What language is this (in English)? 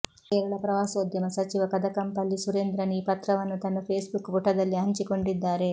Kannada